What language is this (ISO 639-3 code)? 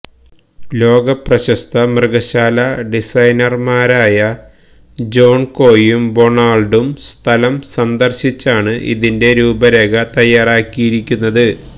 mal